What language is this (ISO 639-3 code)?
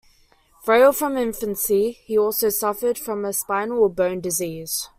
eng